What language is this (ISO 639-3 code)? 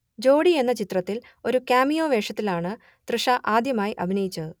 mal